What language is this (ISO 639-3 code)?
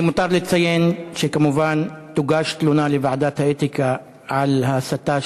heb